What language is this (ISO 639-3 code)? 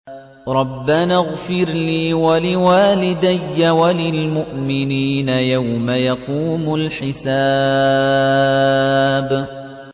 ara